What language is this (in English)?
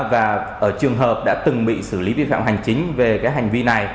Vietnamese